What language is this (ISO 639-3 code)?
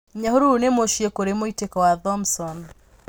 kik